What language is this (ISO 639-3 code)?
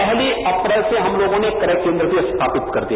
hin